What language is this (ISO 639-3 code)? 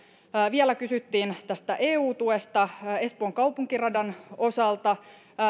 fin